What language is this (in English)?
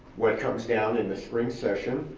English